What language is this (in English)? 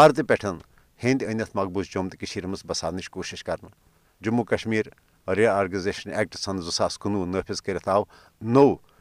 Urdu